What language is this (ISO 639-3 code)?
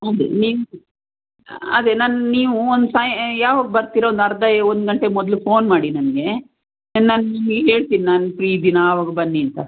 kan